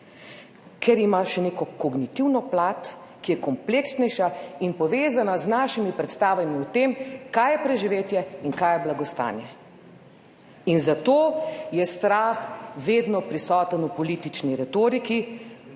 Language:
Slovenian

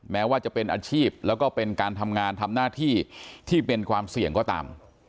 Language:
Thai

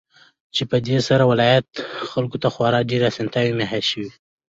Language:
Pashto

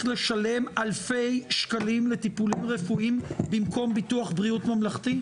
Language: Hebrew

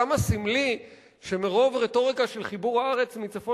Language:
Hebrew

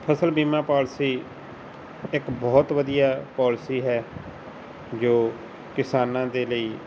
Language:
Punjabi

